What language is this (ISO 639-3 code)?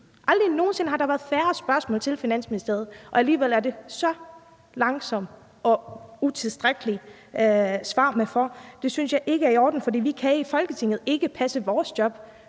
dan